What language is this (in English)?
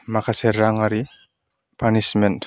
Bodo